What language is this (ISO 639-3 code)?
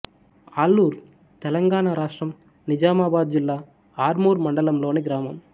tel